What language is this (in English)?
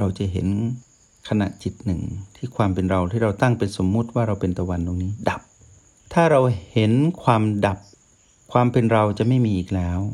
Thai